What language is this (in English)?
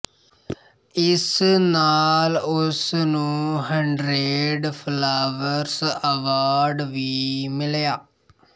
Punjabi